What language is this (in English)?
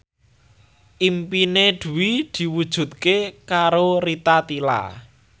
Javanese